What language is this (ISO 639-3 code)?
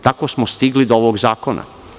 srp